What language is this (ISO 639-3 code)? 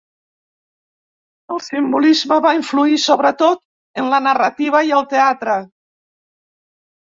cat